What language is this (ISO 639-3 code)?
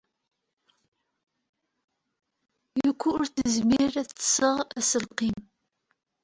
kab